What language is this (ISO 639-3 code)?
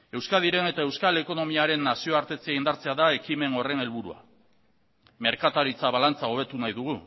eus